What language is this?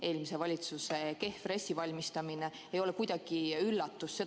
Estonian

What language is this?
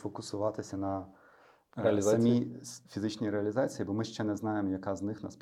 Ukrainian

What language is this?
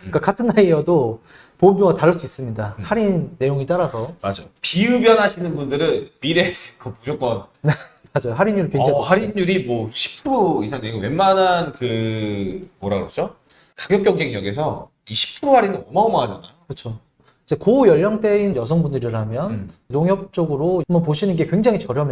Korean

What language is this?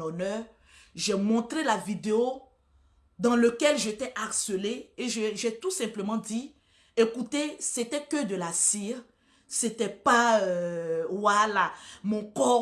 French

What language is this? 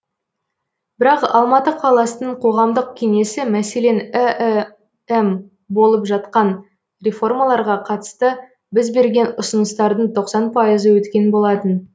Kazakh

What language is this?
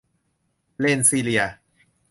Thai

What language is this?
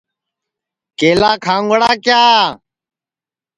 Sansi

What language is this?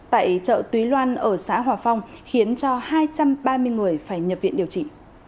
Vietnamese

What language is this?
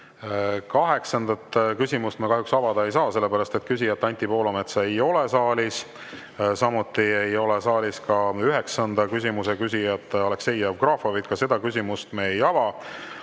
Estonian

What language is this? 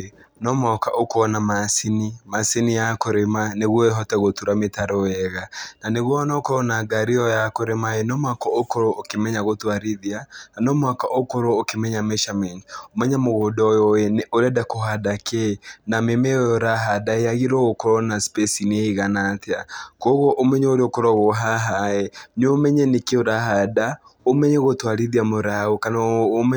Kikuyu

